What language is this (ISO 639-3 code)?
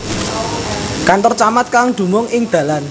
jav